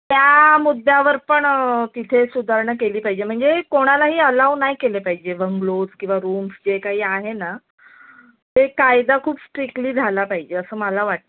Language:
Marathi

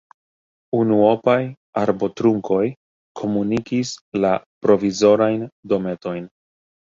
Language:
Esperanto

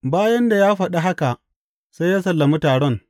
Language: Hausa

